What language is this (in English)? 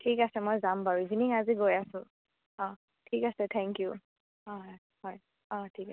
Assamese